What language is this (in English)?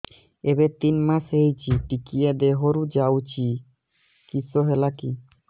Odia